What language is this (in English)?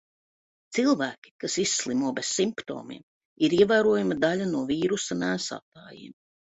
Latvian